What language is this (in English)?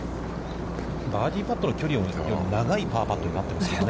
Japanese